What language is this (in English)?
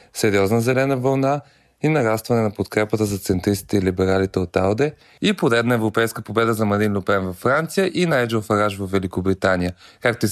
Bulgarian